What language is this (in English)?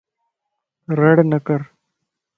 Lasi